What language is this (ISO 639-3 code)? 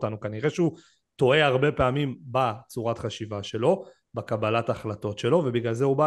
heb